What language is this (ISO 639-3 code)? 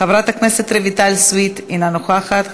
heb